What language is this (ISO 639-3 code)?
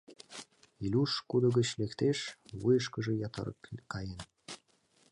chm